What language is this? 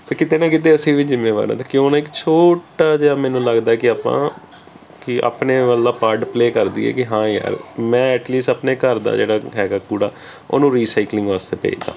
Punjabi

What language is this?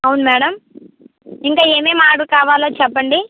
Telugu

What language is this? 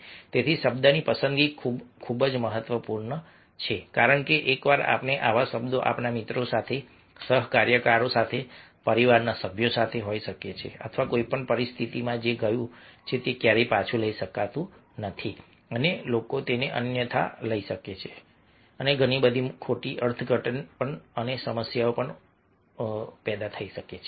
Gujarati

